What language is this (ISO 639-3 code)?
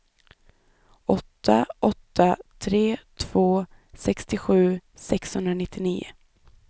swe